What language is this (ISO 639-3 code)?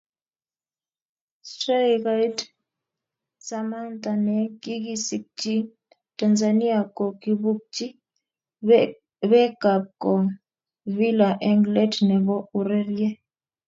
kln